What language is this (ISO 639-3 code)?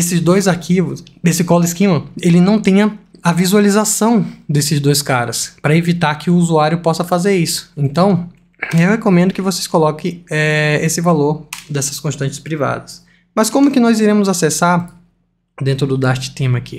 por